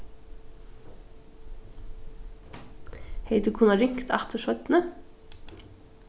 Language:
Faroese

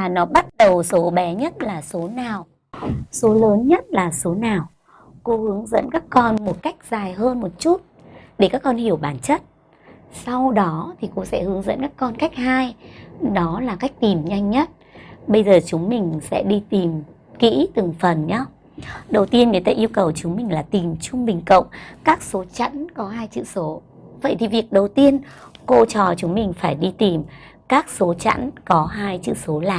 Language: Vietnamese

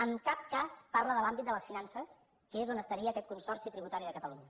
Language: Catalan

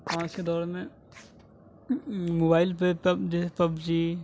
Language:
Urdu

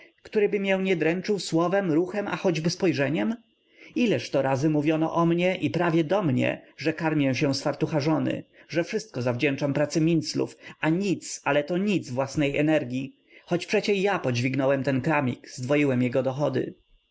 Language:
Polish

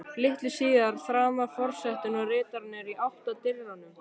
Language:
Icelandic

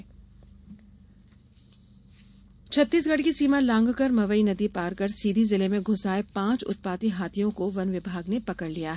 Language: Hindi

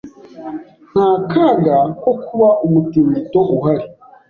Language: Kinyarwanda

